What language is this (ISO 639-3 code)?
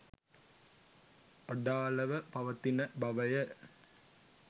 sin